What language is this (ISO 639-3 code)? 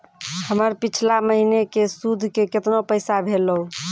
mai